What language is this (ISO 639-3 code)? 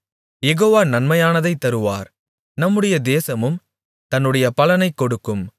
tam